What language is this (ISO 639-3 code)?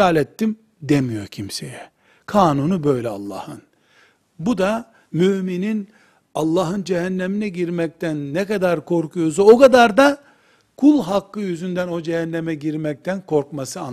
tur